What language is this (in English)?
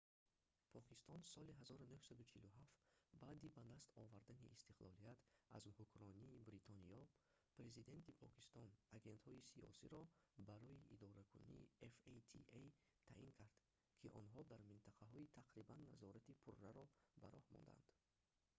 Tajik